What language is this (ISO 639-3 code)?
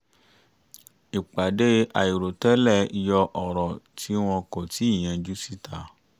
yor